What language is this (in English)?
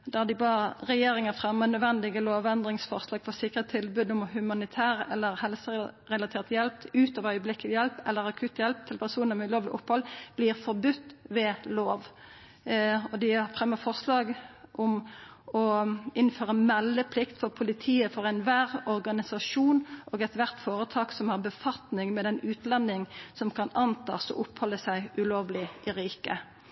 Norwegian Nynorsk